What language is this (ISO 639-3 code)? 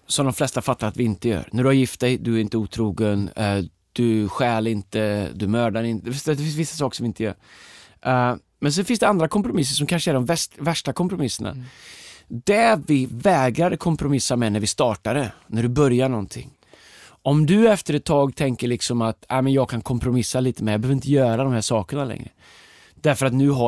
swe